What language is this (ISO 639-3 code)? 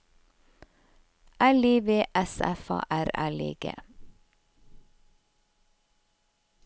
nor